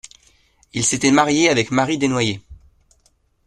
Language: French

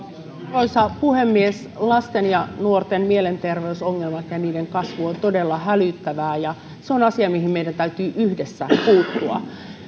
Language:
Finnish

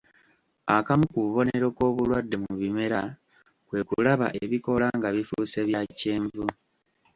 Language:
Ganda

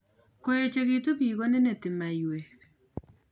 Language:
Kalenjin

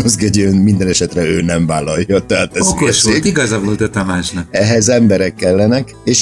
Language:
Hungarian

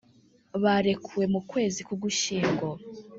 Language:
Kinyarwanda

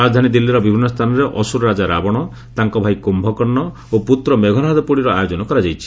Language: Odia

